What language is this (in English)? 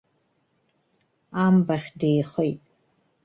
Abkhazian